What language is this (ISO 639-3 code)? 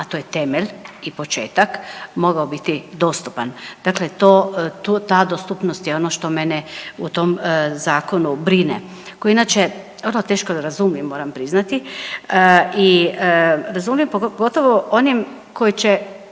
hrv